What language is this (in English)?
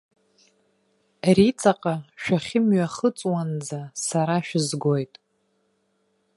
Abkhazian